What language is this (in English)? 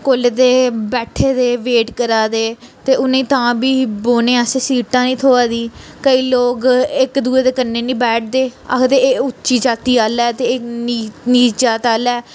Dogri